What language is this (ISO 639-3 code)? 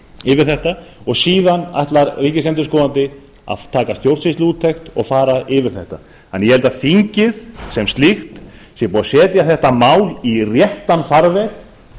isl